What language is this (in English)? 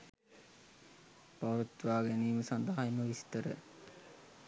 Sinhala